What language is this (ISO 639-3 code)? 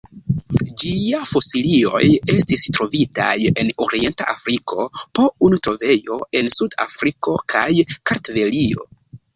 epo